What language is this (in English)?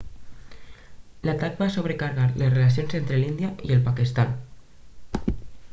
Catalan